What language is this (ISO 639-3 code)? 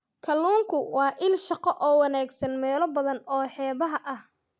som